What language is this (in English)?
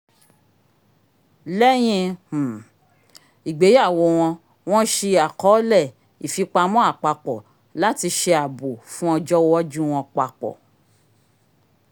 Yoruba